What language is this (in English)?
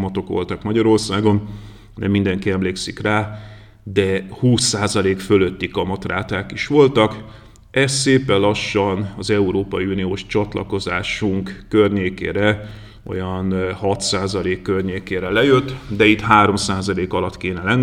Hungarian